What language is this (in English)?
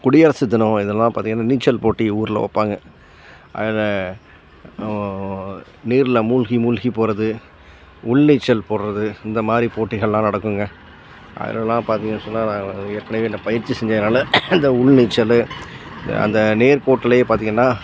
Tamil